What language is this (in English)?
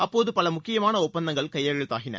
Tamil